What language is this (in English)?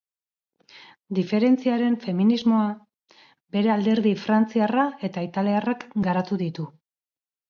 Basque